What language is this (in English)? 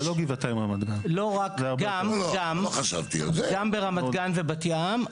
Hebrew